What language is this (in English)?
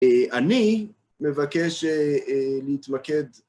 Hebrew